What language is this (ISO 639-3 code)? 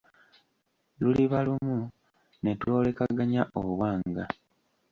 lug